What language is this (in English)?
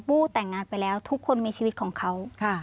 Thai